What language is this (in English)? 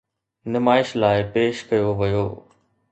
Sindhi